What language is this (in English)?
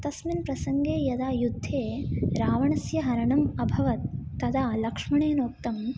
Sanskrit